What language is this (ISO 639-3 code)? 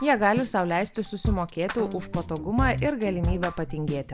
lit